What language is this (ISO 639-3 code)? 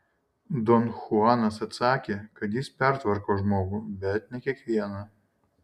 lit